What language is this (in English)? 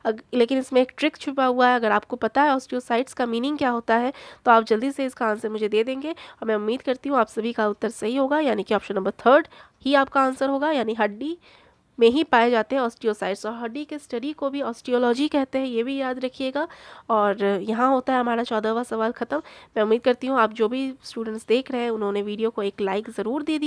Hindi